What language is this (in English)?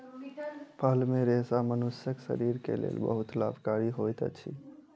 Maithili